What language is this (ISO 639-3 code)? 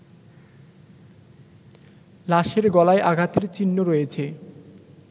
ben